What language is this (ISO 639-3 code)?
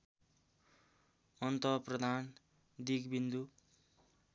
nep